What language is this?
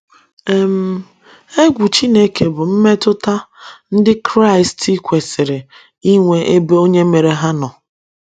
Igbo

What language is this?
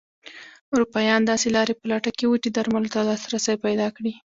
Pashto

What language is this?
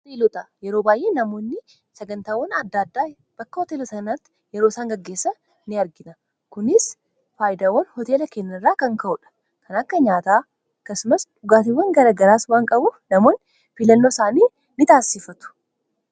Oromo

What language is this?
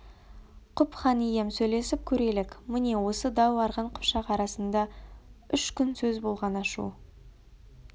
Kazakh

